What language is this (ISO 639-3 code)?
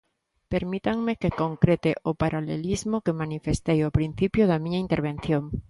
glg